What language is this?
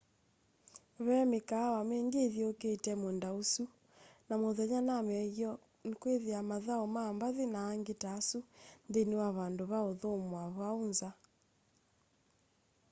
Kamba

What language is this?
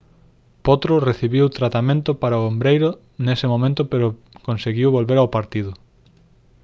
Galician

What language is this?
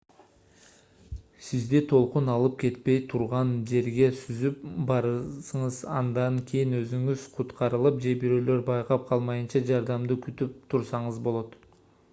Kyrgyz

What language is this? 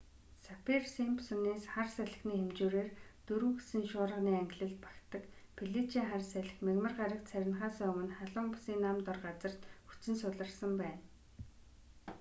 Mongolian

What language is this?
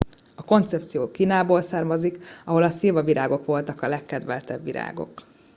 Hungarian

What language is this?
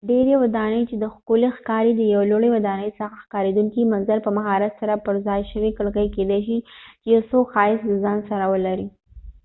Pashto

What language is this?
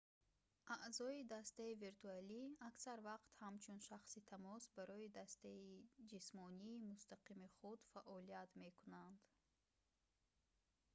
Tajik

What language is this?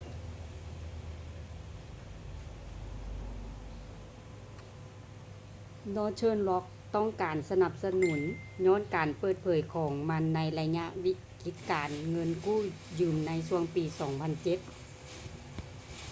Lao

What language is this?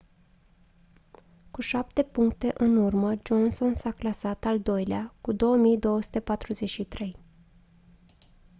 Romanian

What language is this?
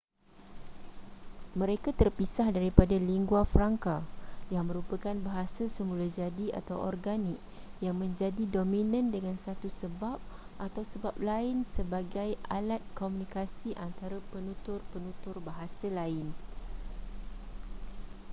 Malay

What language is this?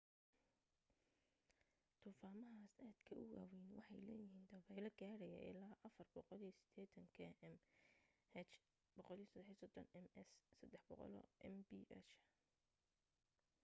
Somali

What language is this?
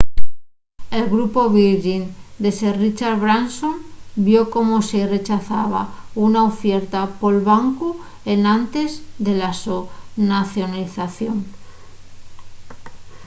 Asturian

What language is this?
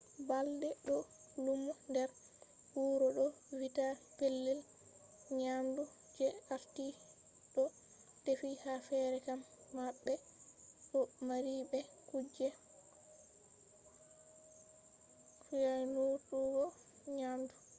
Fula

